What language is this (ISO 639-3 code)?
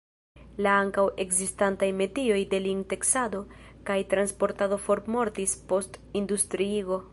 epo